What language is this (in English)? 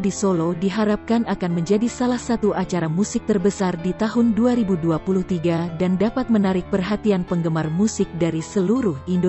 Indonesian